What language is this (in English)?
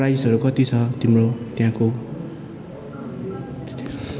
Nepali